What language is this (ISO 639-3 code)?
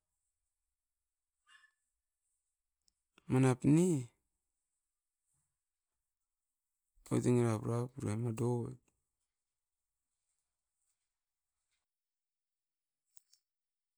eiv